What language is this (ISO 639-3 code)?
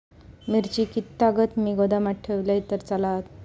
mar